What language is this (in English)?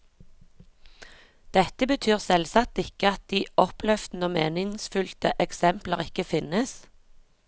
Norwegian